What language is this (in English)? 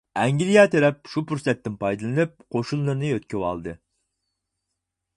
Uyghur